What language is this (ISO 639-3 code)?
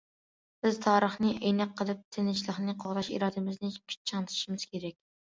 uig